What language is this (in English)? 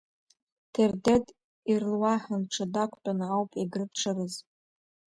Abkhazian